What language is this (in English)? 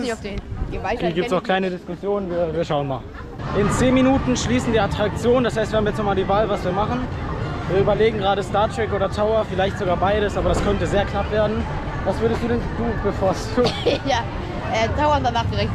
German